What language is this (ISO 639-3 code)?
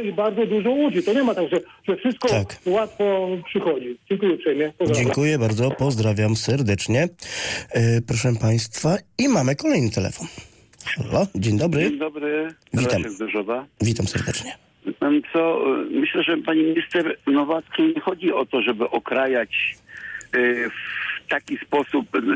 pol